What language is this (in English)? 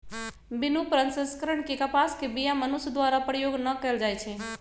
Magahi